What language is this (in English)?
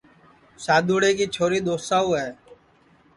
Sansi